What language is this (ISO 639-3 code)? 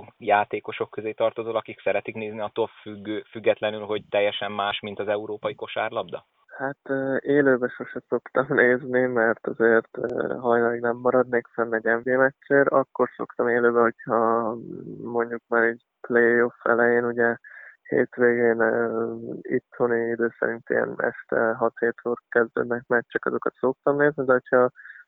hun